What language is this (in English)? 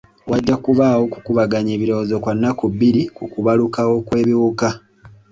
Ganda